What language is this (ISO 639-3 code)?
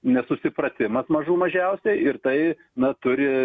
lit